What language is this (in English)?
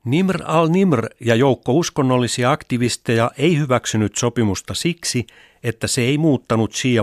Finnish